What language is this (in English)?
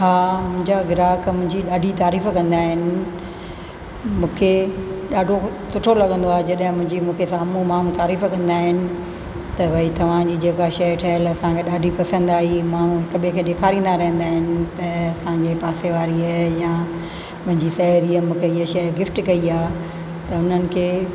Sindhi